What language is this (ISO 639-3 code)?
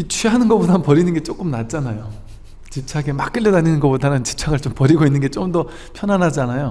kor